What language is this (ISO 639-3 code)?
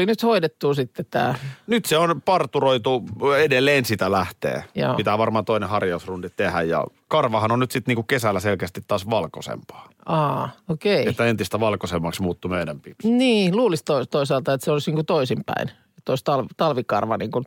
fin